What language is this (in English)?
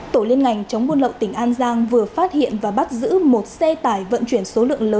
Vietnamese